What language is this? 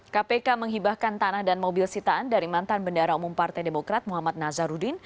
Indonesian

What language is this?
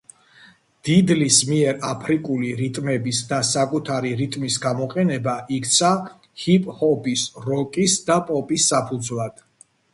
Georgian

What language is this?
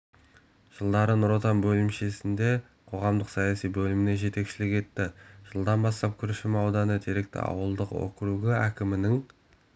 Kazakh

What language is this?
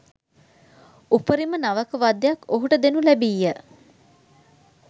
Sinhala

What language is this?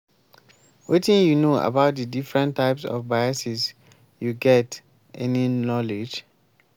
Nigerian Pidgin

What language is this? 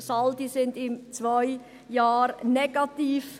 Swiss German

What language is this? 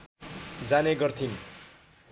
Nepali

